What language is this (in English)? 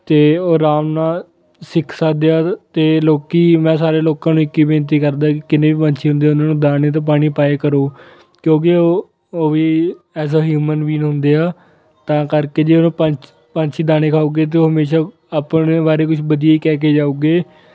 Punjabi